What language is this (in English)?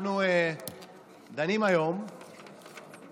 Hebrew